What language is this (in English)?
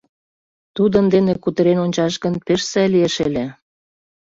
Mari